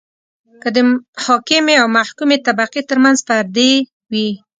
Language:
Pashto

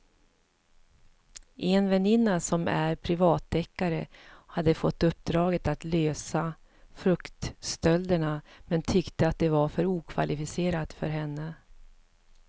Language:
Swedish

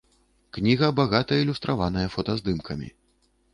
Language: Belarusian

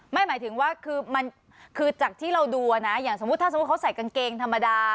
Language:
Thai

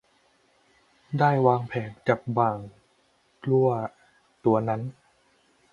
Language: Thai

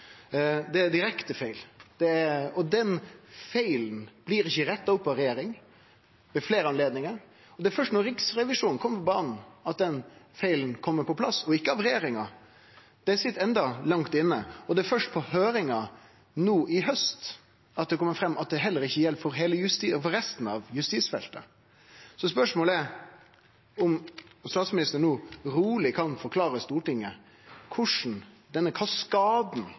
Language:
Norwegian Nynorsk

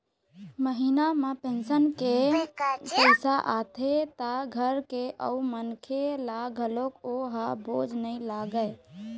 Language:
Chhattisgarhi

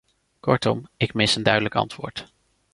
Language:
Dutch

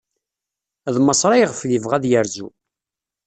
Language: Kabyle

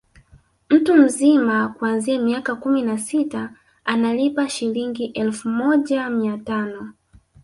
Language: Swahili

